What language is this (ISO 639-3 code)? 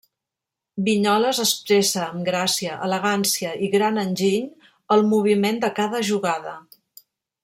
cat